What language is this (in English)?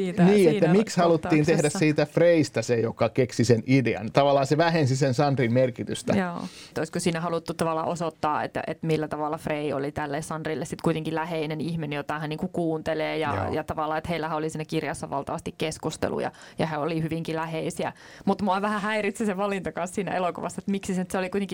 Finnish